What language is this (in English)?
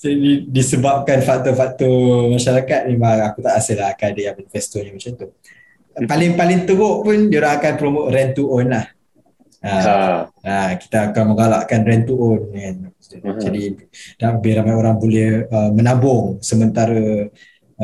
Malay